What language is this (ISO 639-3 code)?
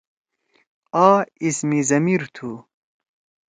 trw